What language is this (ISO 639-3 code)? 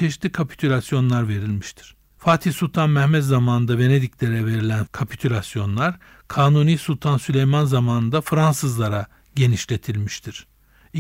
tur